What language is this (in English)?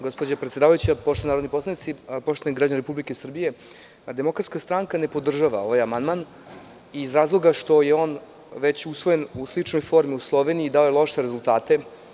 Serbian